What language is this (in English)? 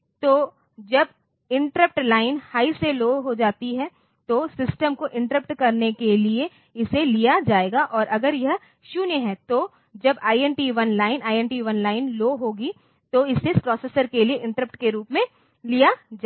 Hindi